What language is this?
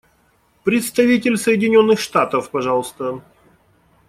Russian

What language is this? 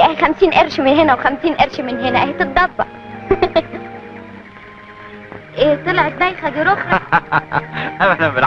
Arabic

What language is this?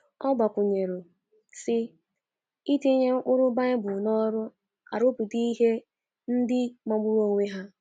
Igbo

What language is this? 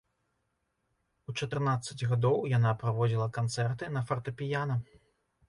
Belarusian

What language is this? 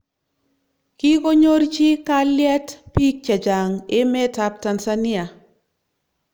Kalenjin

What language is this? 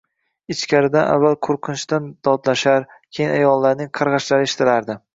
Uzbek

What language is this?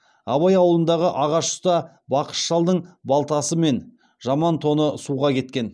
Kazakh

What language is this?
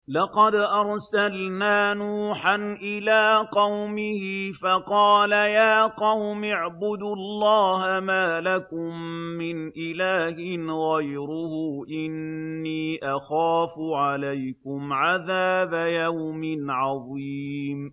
Arabic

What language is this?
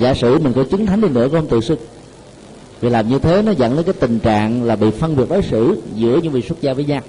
Vietnamese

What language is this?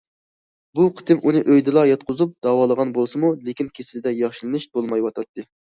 Uyghur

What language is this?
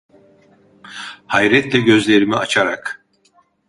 Turkish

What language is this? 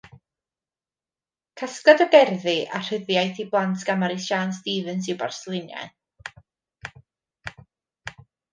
Welsh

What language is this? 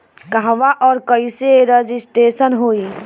Bhojpuri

